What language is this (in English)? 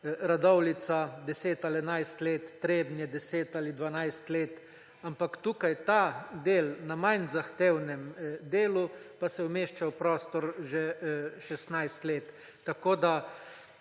Slovenian